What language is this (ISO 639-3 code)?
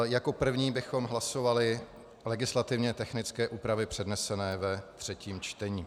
ces